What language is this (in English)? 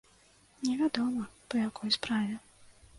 Belarusian